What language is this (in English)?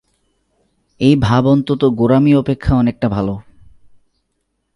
Bangla